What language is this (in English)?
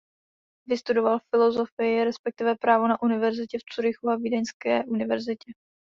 Czech